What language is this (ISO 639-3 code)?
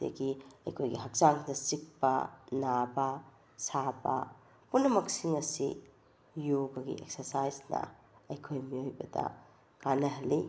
mni